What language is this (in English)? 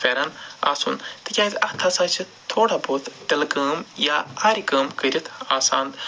Kashmiri